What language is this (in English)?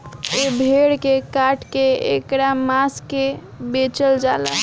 Bhojpuri